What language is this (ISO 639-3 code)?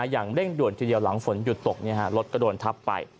tha